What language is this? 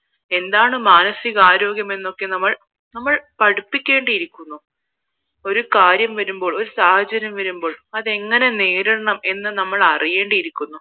Malayalam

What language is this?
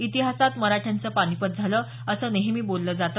Marathi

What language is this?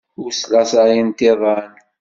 Kabyle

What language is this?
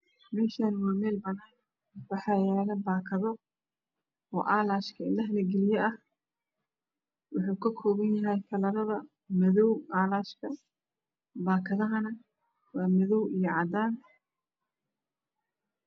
Somali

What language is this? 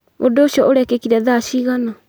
Kikuyu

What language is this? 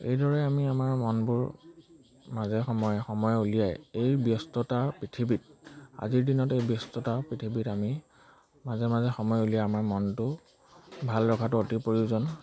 Assamese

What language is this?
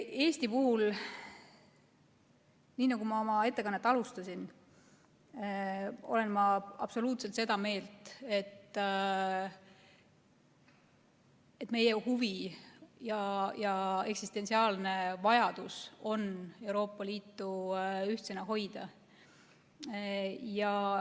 Estonian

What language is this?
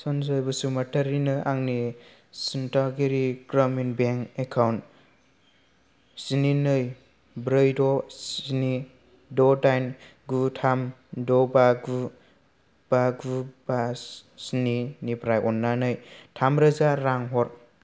Bodo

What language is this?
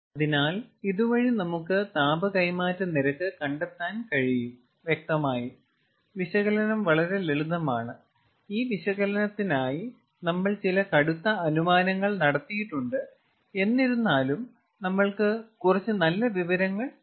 Malayalam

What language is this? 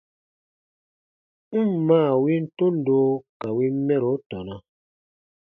Baatonum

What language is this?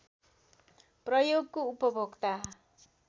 Nepali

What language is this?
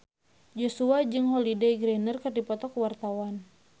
Sundanese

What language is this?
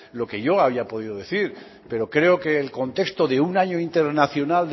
Spanish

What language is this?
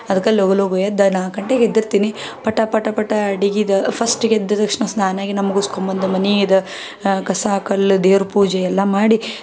Kannada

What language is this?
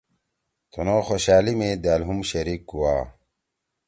Torwali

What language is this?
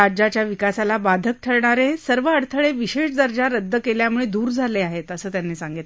Marathi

